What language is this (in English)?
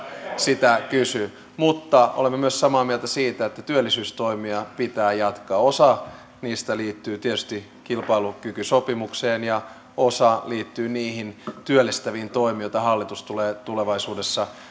Finnish